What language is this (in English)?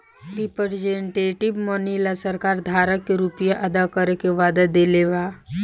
Bhojpuri